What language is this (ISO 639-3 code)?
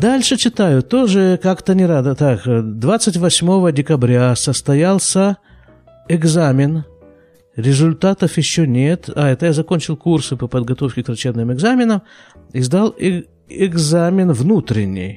rus